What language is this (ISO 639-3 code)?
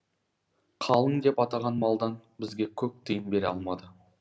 kaz